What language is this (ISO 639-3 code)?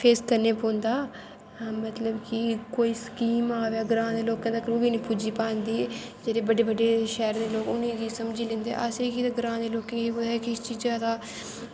doi